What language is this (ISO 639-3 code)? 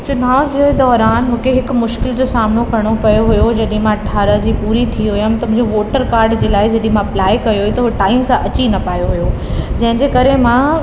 snd